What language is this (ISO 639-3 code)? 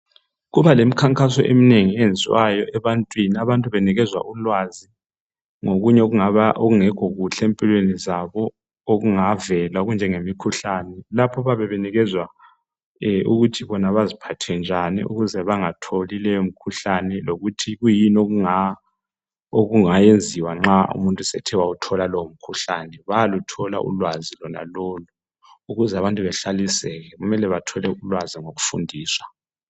nde